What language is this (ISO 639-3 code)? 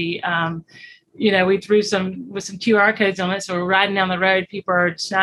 eng